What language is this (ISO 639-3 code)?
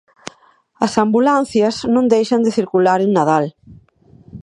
glg